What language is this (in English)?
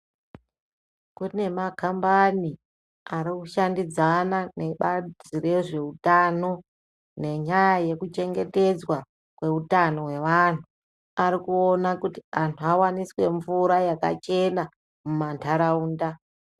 Ndau